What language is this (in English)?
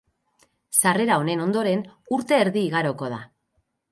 Basque